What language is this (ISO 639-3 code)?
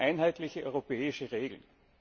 deu